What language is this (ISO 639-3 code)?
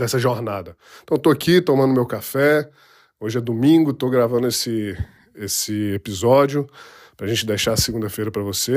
por